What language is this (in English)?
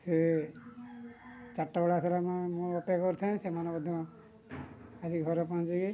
Odia